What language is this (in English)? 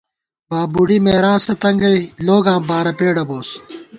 Gawar-Bati